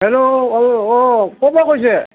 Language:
Assamese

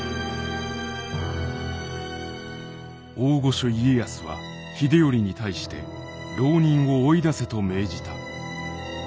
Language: Japanese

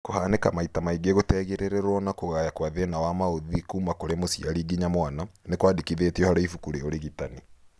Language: Kikuyu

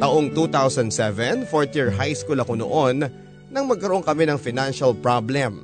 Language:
Filipino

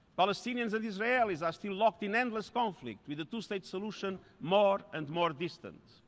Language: English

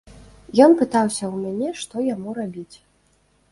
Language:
Belarusian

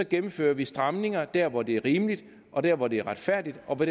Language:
Danish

